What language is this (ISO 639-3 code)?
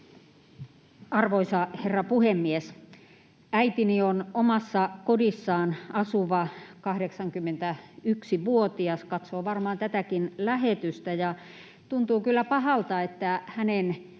fin